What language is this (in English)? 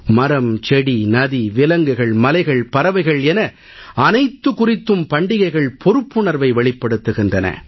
Tamil